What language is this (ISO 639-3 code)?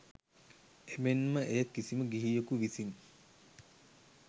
sin